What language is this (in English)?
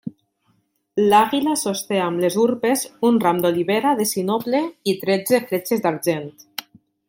Catalan